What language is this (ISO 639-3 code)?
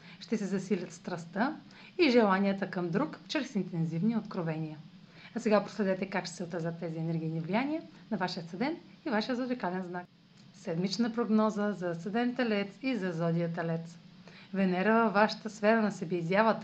bul